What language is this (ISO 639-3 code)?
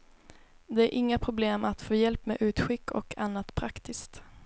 swe